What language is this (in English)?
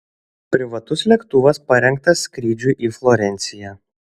Lithuanian